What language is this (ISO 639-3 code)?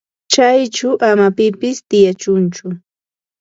qva